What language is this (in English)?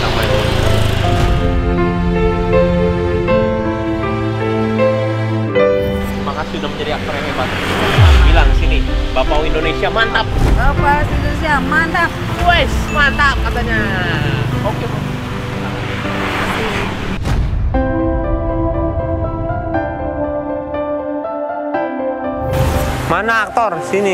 Indonesian